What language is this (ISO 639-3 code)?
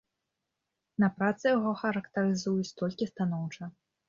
bel